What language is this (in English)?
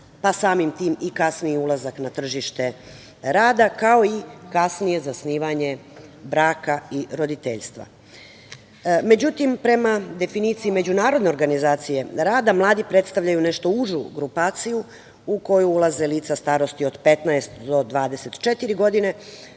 Serbian